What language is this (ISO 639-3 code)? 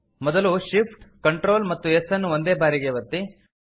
kan